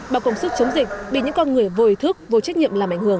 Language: Vietnamese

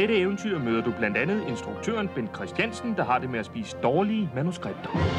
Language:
Danish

